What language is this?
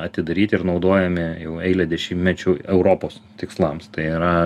Lithuanian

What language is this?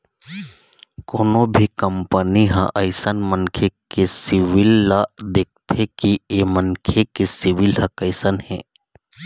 Chhattisgarhi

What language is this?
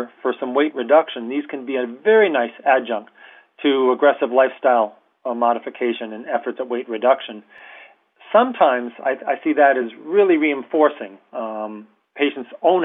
English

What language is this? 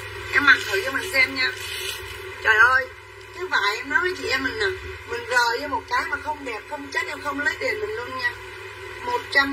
Vietnamese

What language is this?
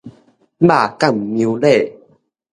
Min Nan Chinese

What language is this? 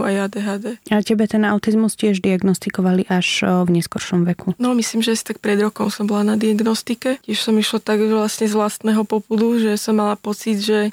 Slovak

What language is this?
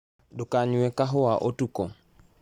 Kikuyu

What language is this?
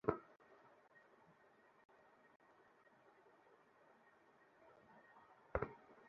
Bangla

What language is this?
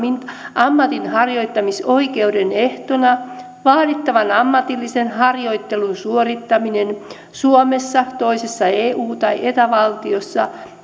Finnish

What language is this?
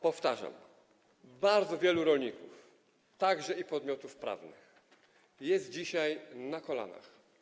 Polish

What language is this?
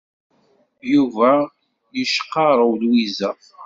Kabyle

